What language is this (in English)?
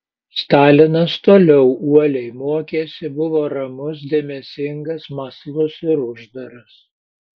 Lithuanian